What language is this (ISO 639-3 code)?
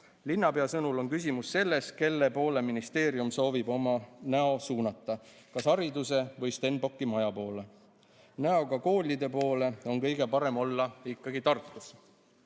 est